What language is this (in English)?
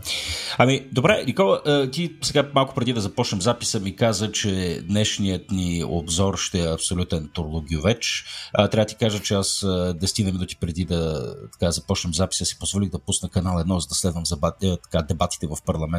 Bulgarian